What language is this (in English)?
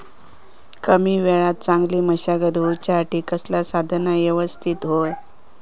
Marathi